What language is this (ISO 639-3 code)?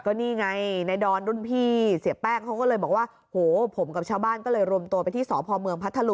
tha